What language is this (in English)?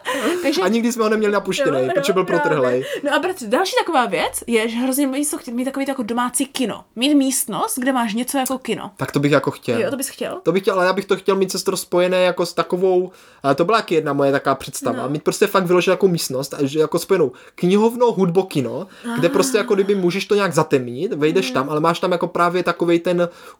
Czech